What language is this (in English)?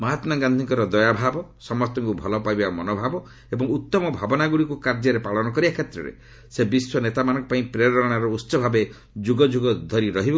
Odia